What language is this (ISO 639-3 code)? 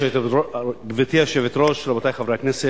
heb